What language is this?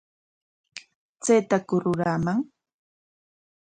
Corongo Ancash Quechua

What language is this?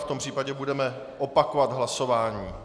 Czech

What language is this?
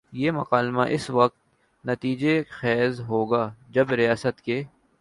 Urdu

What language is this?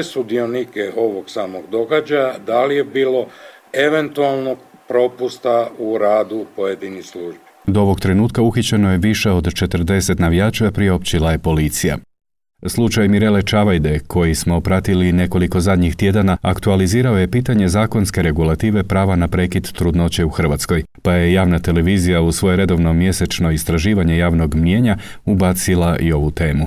Croatian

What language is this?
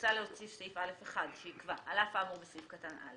Hebrew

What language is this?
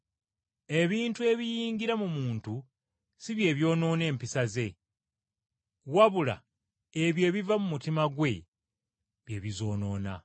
Ganda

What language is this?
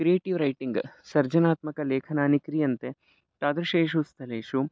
Sanskrit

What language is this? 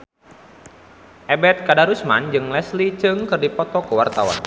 Sundanese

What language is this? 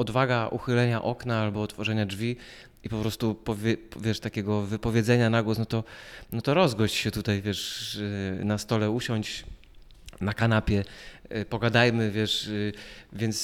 Polish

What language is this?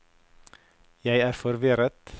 Norwegian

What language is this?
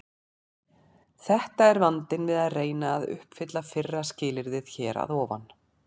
Icelandic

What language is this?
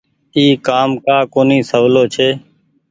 Goaria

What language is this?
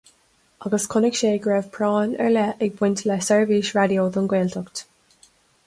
Irish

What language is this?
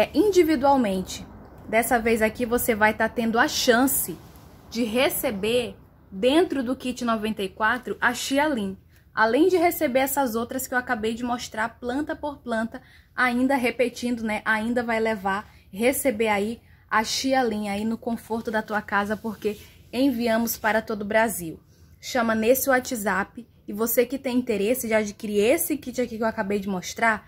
Portuguese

